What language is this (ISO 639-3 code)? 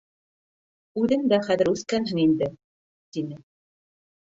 bak